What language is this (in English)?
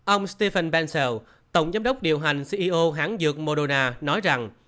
Vietnamese